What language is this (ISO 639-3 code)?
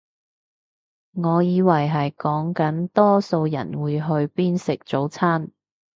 yue